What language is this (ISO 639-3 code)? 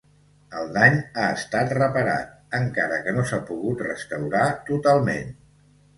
cat